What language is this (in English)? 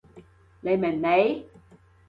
Cantonese